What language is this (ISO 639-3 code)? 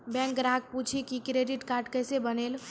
mai